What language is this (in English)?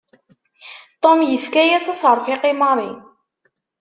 Kabyle